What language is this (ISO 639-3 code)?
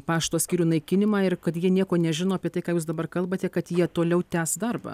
lit